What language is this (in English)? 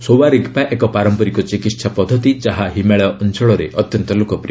Odia